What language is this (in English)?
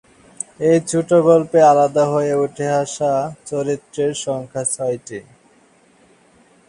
Bangla